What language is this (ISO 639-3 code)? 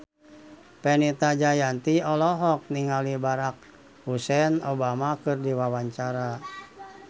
sun